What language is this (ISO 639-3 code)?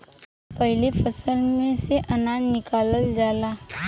bho